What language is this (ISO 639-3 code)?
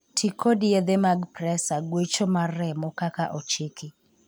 luo